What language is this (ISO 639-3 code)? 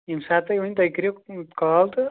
kas